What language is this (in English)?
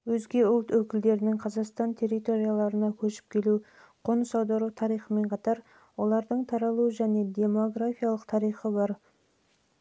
Kazakh